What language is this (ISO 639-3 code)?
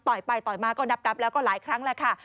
tha